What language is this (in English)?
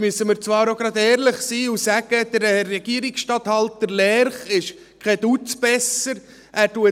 Swiss German